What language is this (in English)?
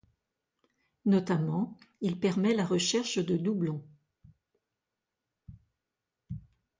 French